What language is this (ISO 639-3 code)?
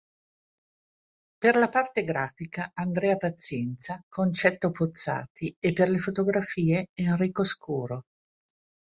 ita